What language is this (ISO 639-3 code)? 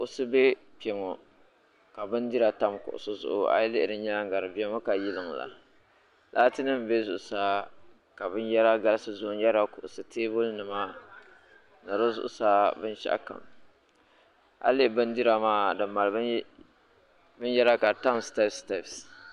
dag